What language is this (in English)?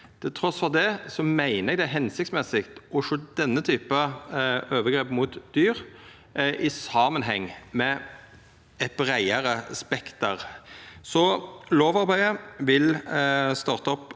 Norwegian